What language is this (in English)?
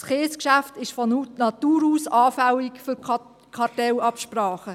Swiss German